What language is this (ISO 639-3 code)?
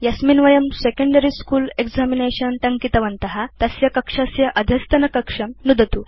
san